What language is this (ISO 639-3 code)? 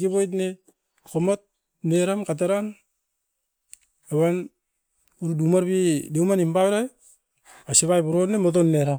eiv